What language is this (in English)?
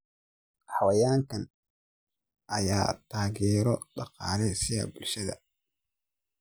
Somali